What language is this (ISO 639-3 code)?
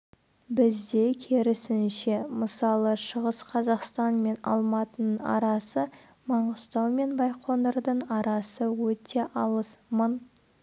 kaz